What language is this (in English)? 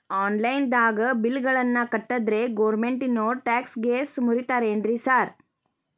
Kannada